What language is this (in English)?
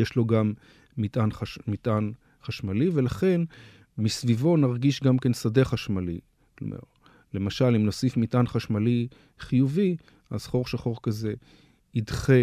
Hebrew